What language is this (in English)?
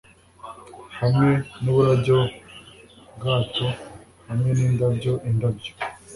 Kinyarwanda